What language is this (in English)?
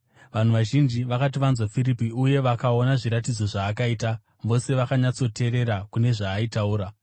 Shona